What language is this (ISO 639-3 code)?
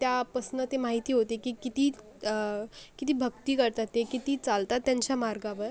mar